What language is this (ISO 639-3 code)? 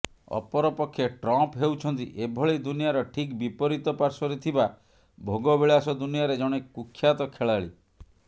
ori